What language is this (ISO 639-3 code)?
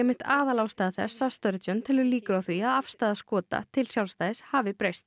isl